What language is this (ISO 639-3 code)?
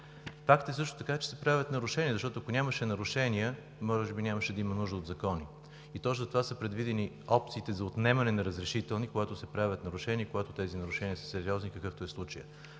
bul